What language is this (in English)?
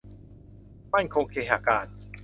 Thai